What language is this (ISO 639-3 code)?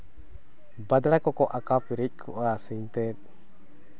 sat